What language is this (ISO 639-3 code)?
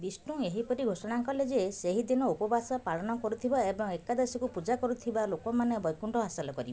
ori